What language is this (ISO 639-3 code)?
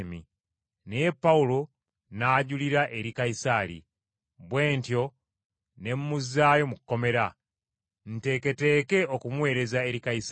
lug